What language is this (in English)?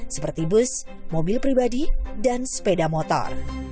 Indonesian